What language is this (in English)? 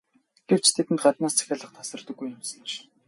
Mongolian